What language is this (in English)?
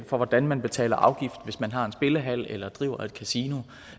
Danish